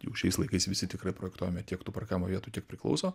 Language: Lithuanian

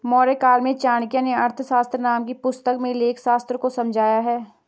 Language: Hindi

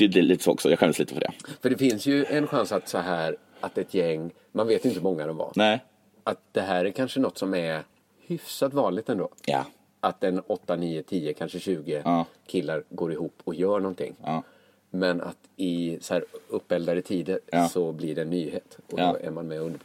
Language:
Swedish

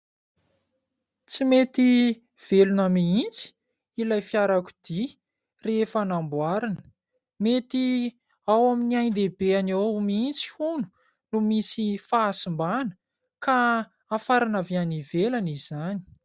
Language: Malagasy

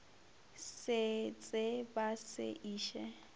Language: Northern Sotho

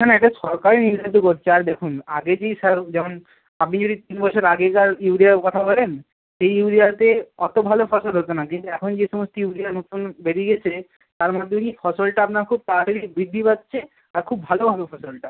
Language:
Bangla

